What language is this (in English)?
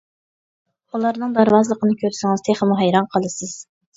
Uyghur